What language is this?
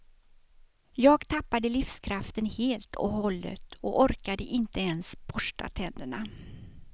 Swedish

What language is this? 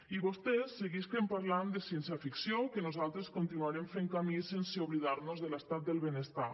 Catalan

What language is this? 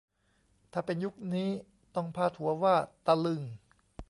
Thai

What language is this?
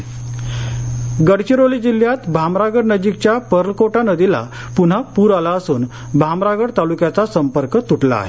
Marathi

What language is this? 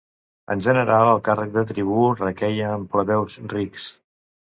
Catalan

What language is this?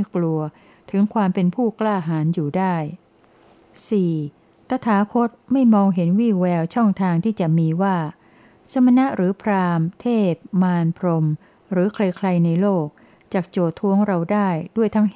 Thai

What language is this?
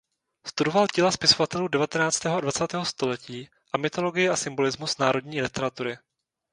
Czech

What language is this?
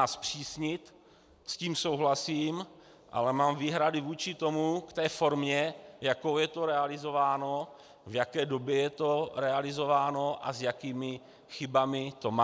Czech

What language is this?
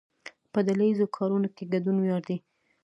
Pashto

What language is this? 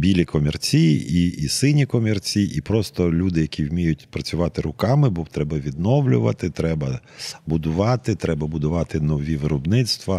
Ukrainian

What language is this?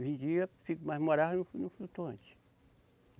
Portuguese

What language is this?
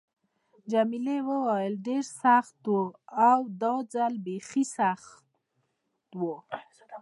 Pashto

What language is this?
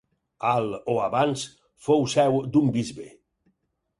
Catalan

